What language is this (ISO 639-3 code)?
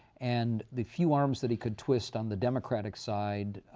eng